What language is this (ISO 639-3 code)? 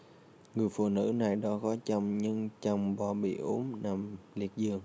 vie